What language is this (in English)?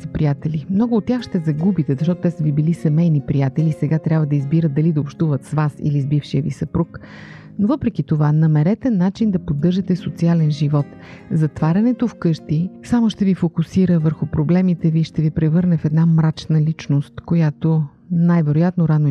Bulgarian